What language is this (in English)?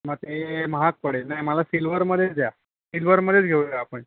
Marathi